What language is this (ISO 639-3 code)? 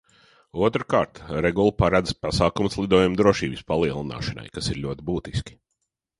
lav